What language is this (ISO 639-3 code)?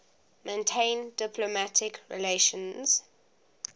eng